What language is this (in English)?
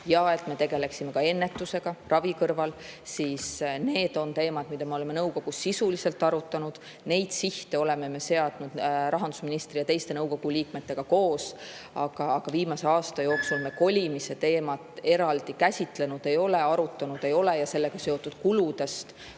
Estonian